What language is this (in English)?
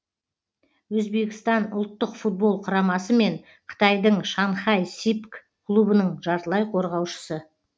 Kazakh